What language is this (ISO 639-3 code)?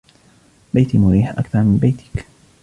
ara